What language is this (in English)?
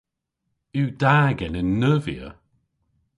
Cornish